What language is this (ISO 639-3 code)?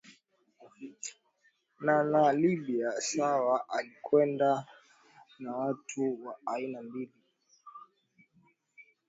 swa